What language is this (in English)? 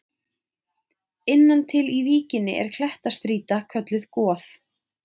Icelandic